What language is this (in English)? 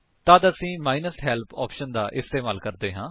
Punjabi